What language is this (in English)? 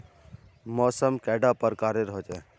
Magahi